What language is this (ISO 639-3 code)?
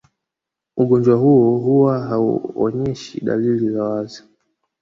swa